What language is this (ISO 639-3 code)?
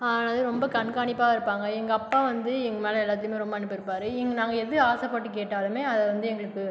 tam